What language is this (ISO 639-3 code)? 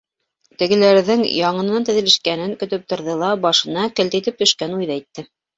bak